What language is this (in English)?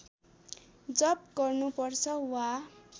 Nepali